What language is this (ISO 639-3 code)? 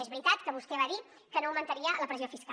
cat